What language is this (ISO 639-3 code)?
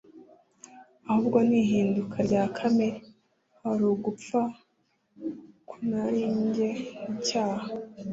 kin